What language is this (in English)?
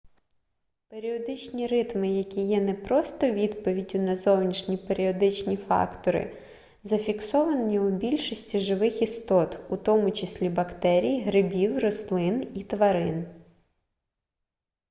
Ukrainian